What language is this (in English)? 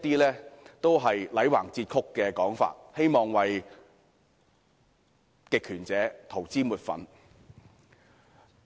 Cantonese